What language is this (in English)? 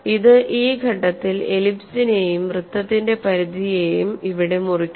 Malayalam